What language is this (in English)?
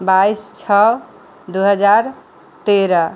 Maithili